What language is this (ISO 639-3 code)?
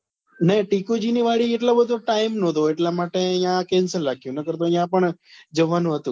guj